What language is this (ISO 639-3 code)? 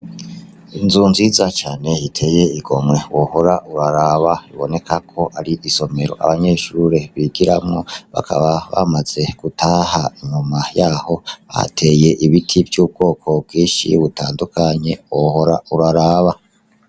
run